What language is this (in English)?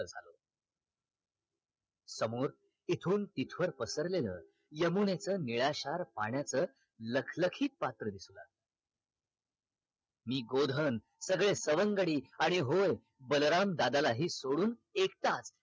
Marathi